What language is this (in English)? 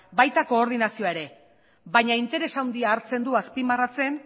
Basque